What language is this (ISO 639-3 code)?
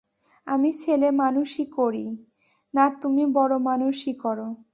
ben